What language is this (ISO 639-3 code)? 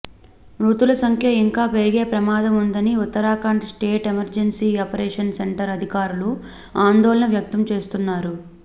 tel